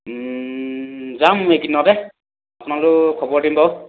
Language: Assamese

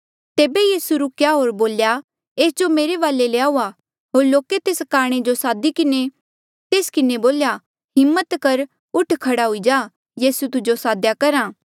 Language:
Mandeali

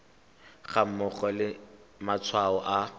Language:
Tswana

